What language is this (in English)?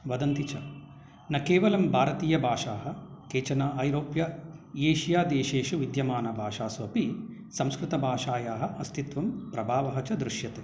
Sanskrit